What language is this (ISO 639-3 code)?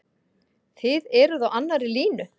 isl